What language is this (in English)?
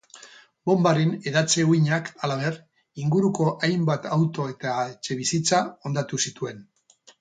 Basque